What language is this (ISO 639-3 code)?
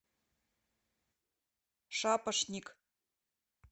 rus